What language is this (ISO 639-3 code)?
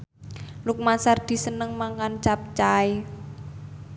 jav